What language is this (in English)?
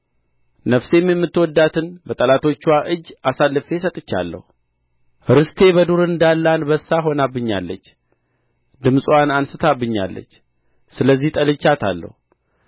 Amharic